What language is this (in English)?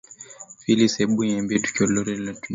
Swahili